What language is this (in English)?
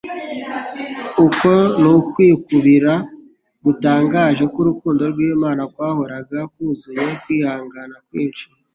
Kinyarwanda